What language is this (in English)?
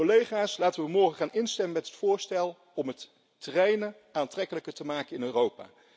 Dutch